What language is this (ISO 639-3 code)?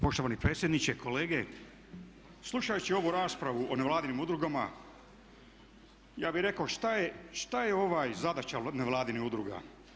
hrv